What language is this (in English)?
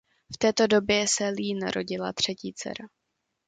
Czech